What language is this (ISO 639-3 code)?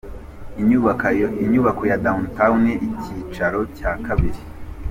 kin